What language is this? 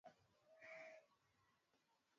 Swahili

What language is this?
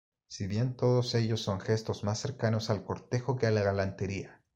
Spanish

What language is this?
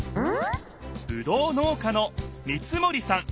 Japanese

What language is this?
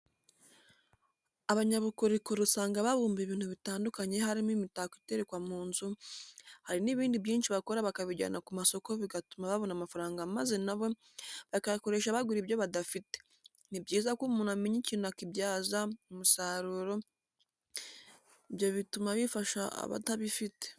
Kinyarwanda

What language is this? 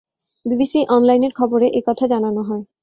Bangla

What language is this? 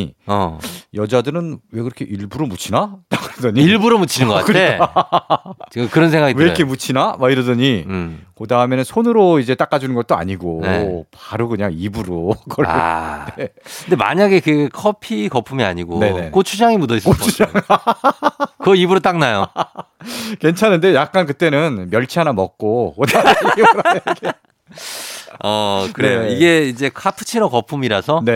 Korean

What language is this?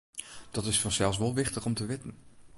Western Frisian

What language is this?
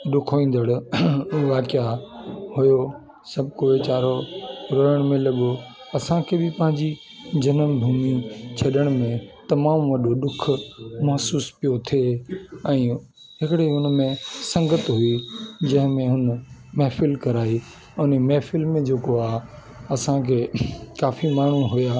Sindhi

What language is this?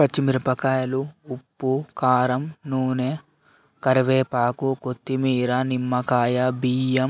Telugu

